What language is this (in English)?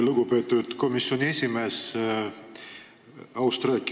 Estonian